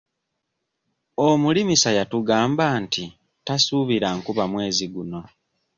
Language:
Ganda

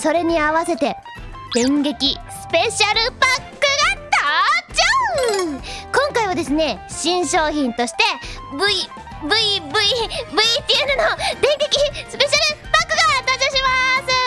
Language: Japanese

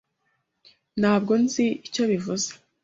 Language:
Kinyarwanda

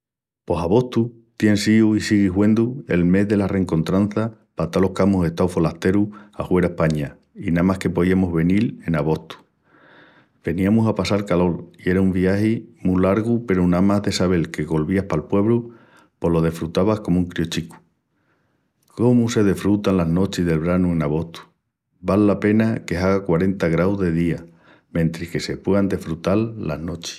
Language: Extremaduran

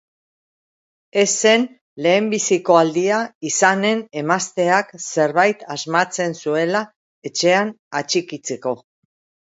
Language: Basque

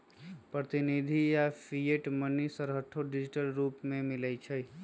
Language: Magahi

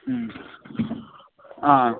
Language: Assamese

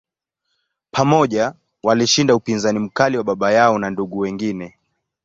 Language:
Swahili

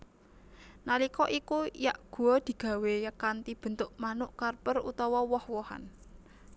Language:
Javanese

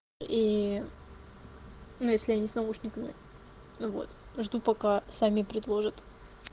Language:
Russian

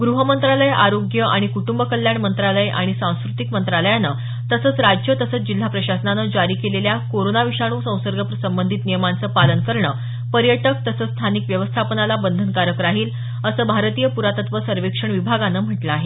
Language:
Marathi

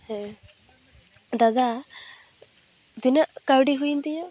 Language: Santali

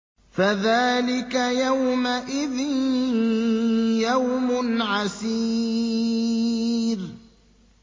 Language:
Arabic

